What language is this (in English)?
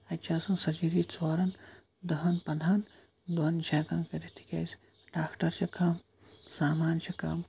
Kashmiri